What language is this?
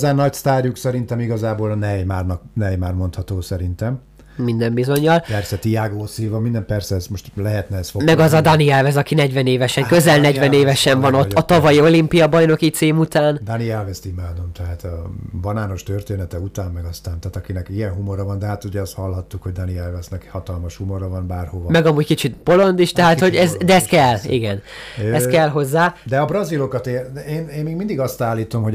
Hungarian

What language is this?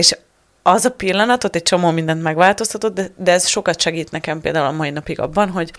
Hungarian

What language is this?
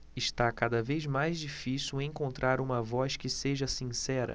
Portuguese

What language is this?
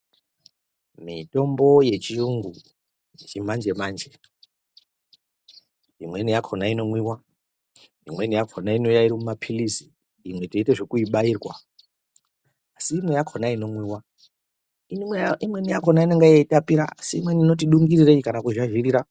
Ndau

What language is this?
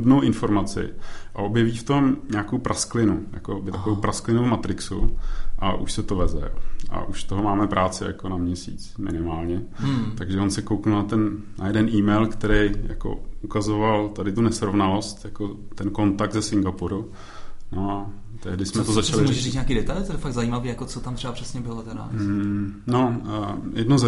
Czech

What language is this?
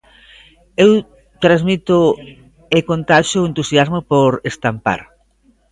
Galician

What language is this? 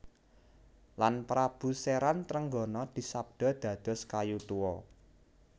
Javanese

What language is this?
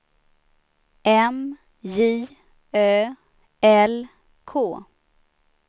Swedish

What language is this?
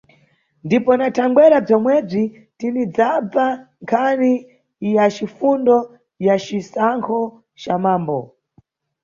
Nyungwe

